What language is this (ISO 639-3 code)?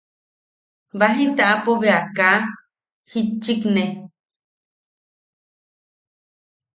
yaq